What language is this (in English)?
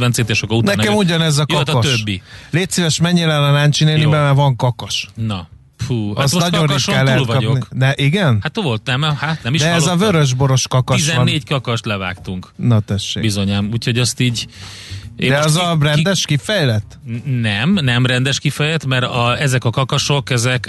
Hungarian